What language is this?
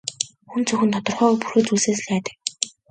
Mongolian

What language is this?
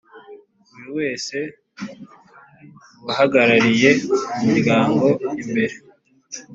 Kinyarwanda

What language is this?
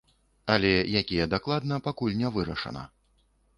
Belarusian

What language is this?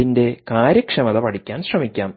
Malayalam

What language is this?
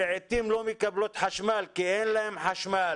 Hebrew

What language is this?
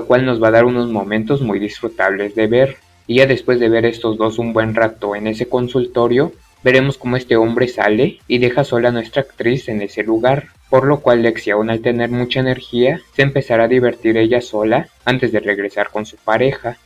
Spanish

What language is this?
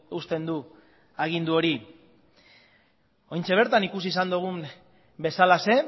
Basque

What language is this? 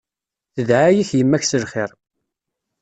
Kabyle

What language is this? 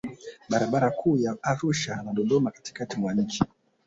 Swahili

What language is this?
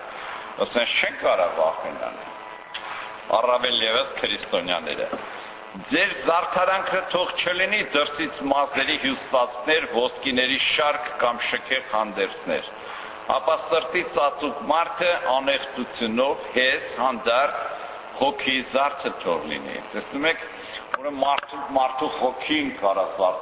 Romanian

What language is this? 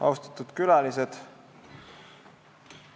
Estonian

